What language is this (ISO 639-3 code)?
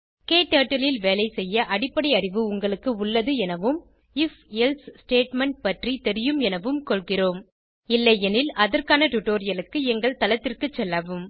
tam